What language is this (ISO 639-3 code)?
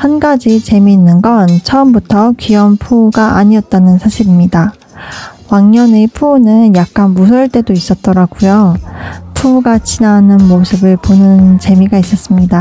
kor